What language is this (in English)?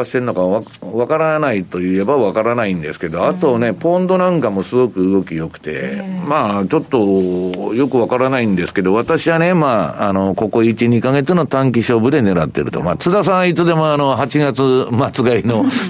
Japanese